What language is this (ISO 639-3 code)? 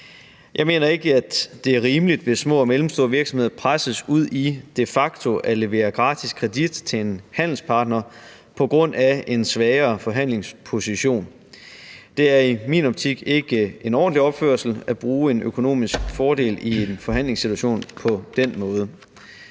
dan